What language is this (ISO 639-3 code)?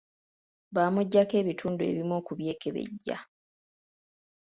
lug